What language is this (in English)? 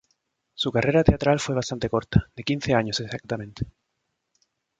Spanish